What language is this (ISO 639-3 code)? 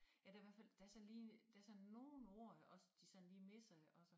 dan